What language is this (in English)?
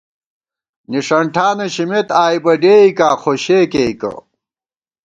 Gawar-Bati